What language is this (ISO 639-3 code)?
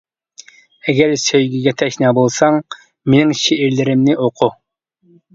uig